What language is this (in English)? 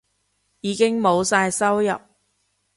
Cantonese